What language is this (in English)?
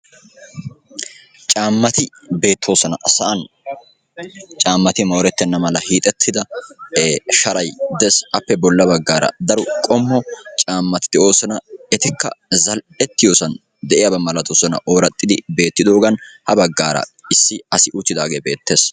Wolaytta